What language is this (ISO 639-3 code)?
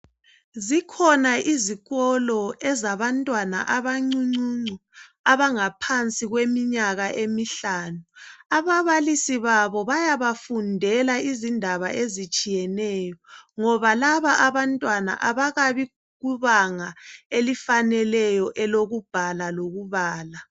nde